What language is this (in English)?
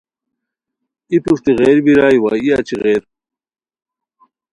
Khowar